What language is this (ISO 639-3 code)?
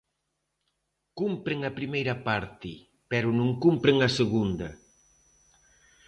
glg